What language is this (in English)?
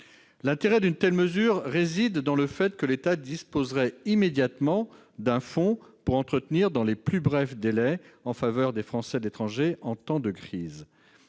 French